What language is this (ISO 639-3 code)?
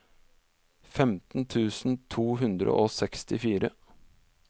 nor